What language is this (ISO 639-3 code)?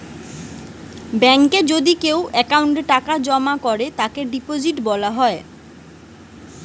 ben